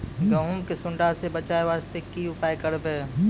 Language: Maithili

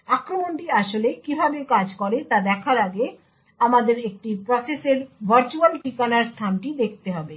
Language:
Bangla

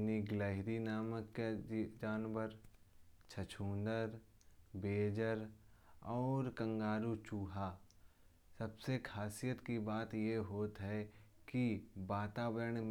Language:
Kanauji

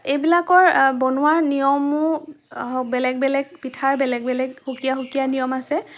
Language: Assamese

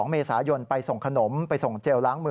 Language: Thai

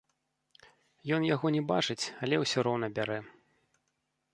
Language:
Belarusian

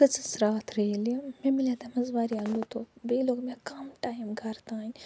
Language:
Kashmiri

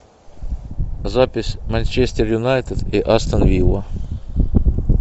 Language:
Russian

